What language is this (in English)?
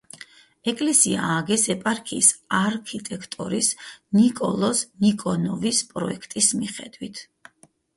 Georgian